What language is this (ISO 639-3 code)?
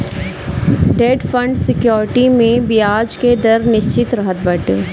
bho